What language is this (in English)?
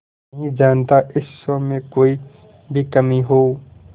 Hindi